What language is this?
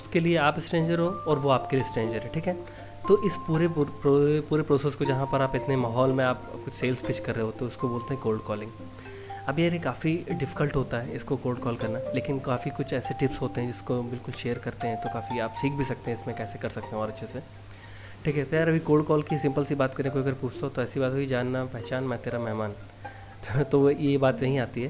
Hindi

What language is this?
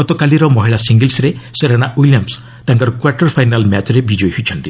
Odia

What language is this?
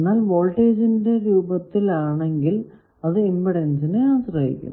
Malayalam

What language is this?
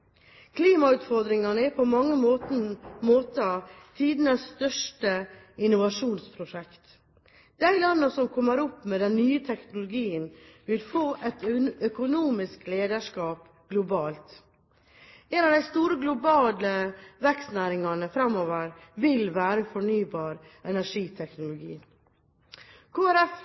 Norwegian Bokmål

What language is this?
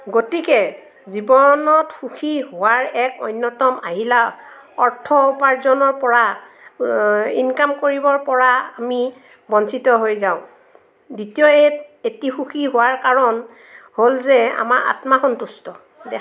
Assamese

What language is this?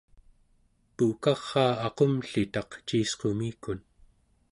Central Yupik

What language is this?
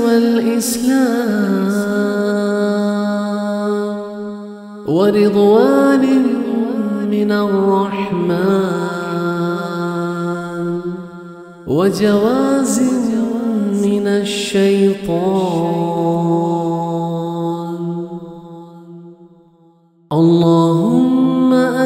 Arabic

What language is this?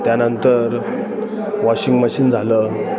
Marathi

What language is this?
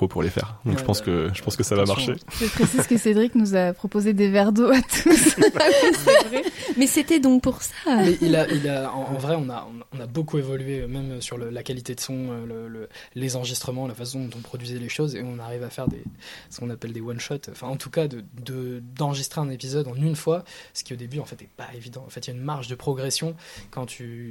French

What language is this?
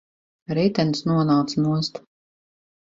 Latvian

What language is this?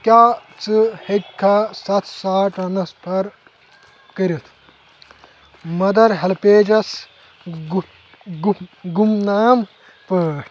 Kashmiri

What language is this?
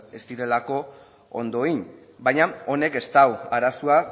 Basque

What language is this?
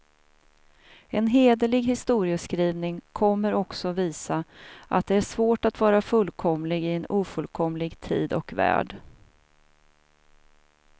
Swedish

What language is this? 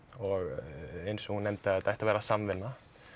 Icelandic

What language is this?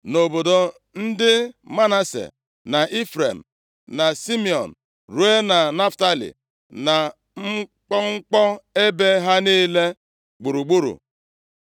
Igbo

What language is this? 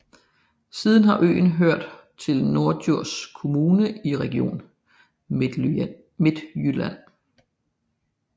Danish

